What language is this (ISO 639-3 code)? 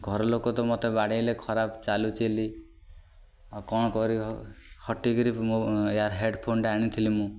ori